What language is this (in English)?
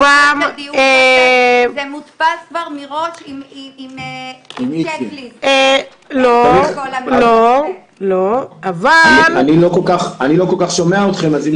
Hebrew